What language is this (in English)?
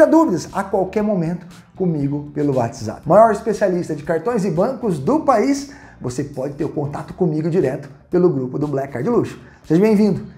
Portuguese